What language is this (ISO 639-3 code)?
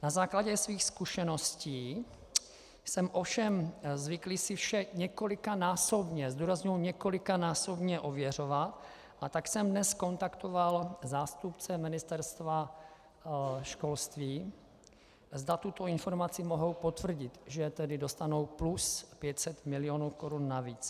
ces